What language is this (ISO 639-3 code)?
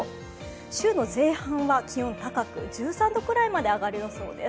jpn